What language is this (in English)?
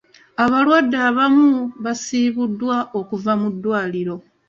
Ganda